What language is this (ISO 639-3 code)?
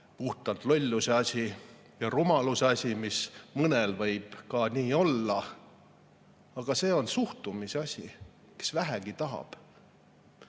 est